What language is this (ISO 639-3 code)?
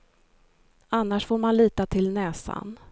swe